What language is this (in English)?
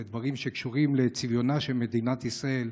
Hebrew